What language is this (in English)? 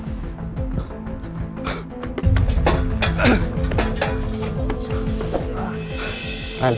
Indonesian